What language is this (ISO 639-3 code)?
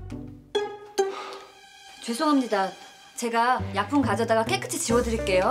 kor